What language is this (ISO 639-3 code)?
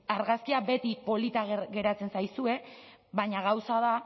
eus